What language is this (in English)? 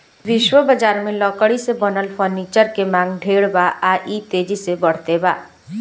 Bhojpuri